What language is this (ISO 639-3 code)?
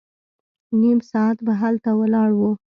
pus